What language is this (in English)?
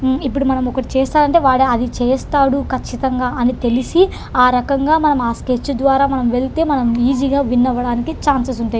Telugu